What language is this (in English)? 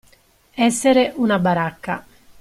Italian